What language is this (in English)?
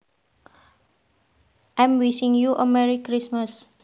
Javanese